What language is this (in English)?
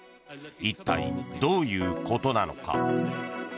Japanese